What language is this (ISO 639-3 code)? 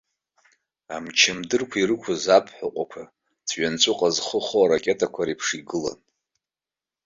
abk